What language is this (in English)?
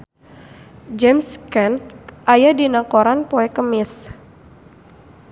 Sundanese